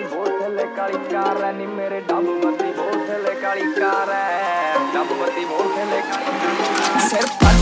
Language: Punjabi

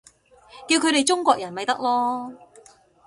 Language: Cantonese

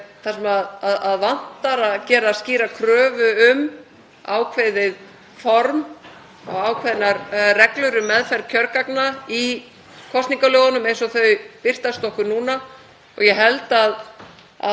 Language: Icelandic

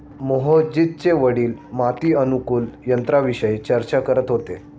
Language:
Marathi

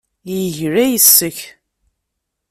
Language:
Kabyle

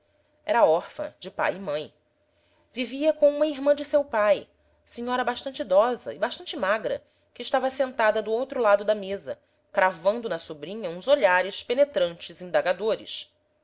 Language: Portuguese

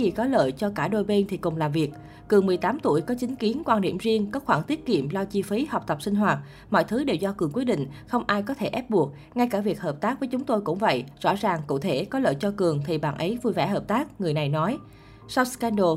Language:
Vietnamese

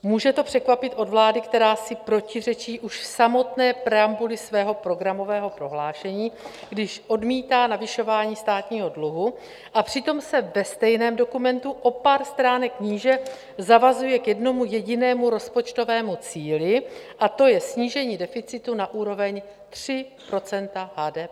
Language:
Czech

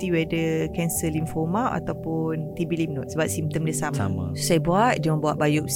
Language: Malay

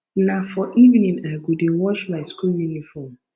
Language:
Nigerian Pidgin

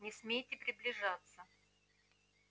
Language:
Russian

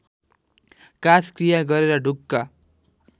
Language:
Nepali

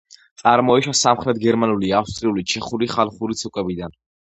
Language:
Georgian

